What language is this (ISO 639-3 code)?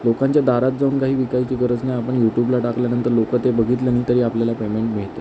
mar